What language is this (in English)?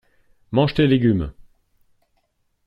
French